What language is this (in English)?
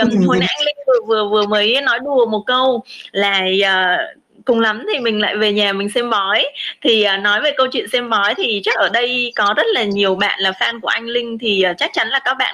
Vietnamese